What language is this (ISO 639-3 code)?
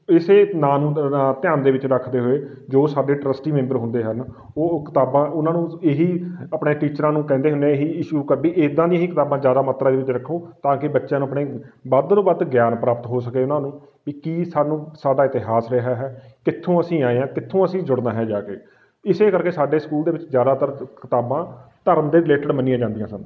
pan